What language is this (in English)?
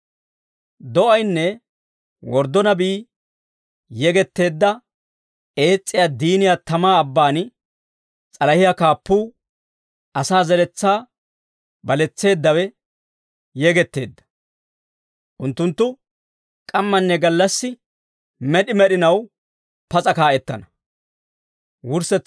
Dawro